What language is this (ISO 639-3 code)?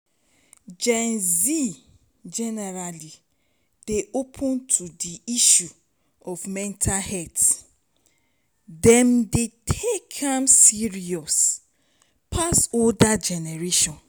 pcm